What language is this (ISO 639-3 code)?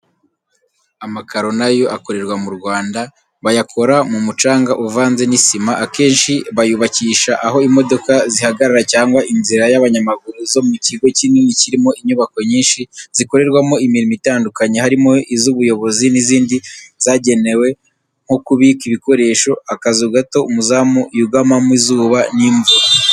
kin